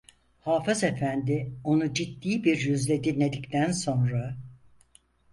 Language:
Turkish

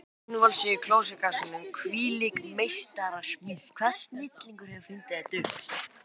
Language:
Icelandic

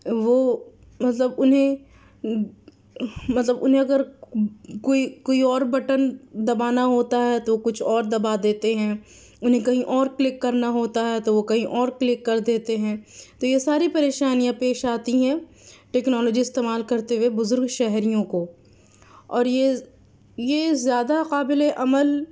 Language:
Urdu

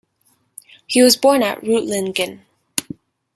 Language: English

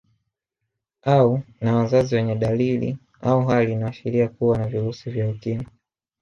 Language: Swahili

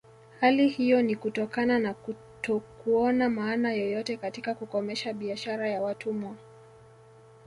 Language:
Swahili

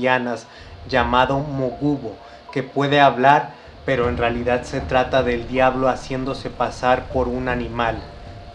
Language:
Spanish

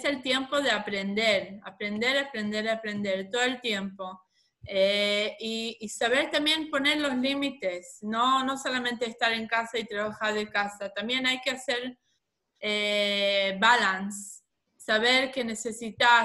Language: Spanish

